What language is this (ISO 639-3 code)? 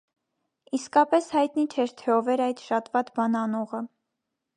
hye